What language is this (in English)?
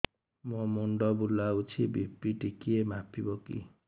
Odia